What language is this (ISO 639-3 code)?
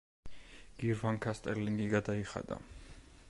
kat